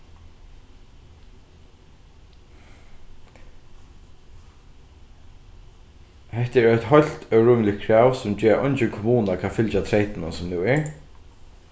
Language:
Faroese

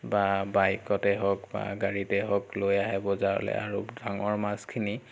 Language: Assamese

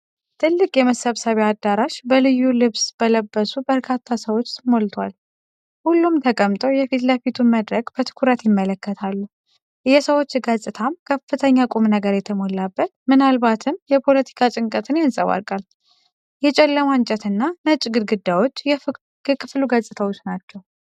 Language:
Amharic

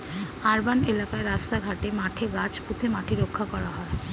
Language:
Bangla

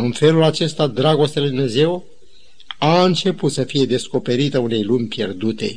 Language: Romanian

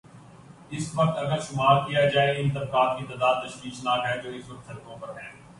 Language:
Urdu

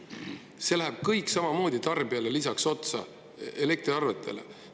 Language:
Estonian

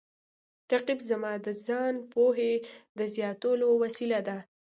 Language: Pashto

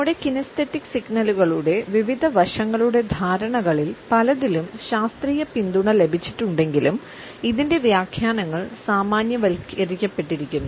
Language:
Malayalam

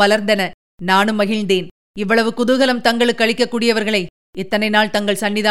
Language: Tamil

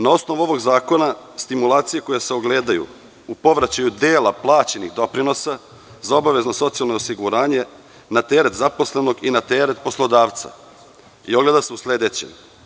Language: Serbian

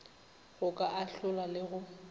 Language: Northern Sotho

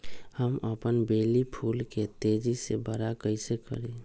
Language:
Magahi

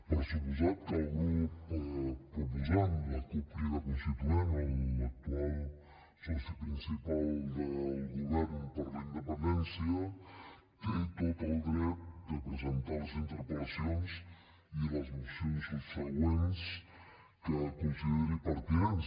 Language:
Catalan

